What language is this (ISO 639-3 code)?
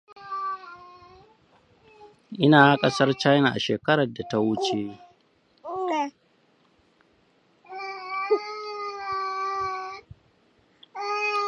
hau